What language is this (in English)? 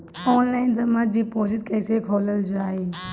Bhojpuri